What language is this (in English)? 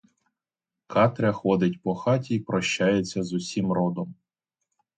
Ukrainian